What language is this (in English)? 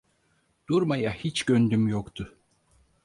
Turkish